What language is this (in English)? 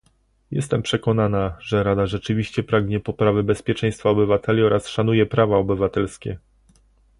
Polish